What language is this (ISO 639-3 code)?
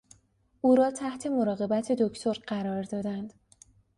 fas